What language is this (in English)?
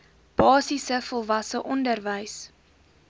Afrikaans